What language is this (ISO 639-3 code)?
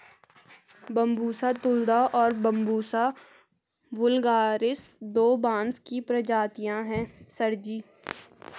hin